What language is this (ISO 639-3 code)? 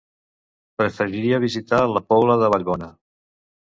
cat